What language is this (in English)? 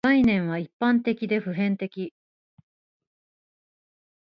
Japanese